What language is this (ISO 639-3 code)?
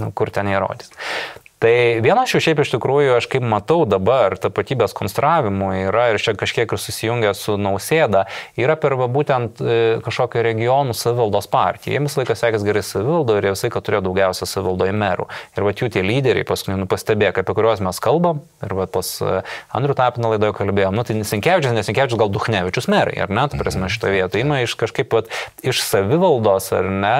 lit